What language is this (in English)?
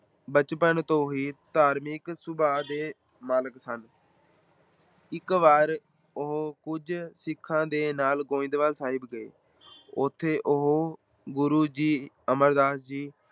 Punjabi